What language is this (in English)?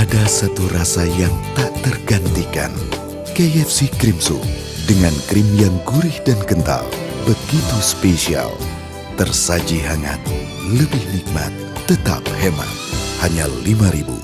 Indonesian